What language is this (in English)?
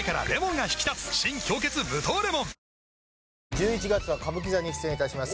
Japanese